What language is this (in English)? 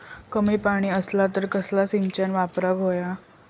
Marathi